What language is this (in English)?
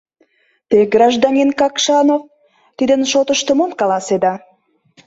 Mari